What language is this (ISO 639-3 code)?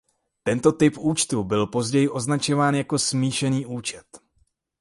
ces